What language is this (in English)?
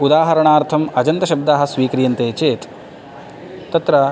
Sanskrit